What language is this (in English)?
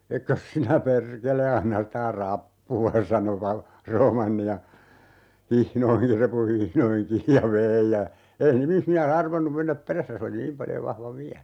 Finnish